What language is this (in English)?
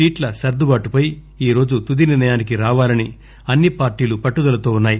Telugu